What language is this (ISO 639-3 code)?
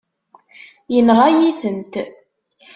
kab